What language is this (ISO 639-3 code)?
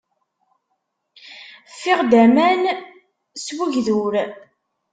kab